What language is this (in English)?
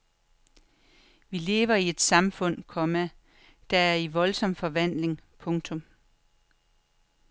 Danish